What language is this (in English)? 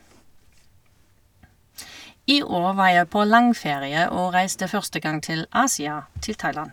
Norwegian